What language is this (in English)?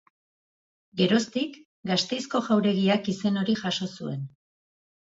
Basque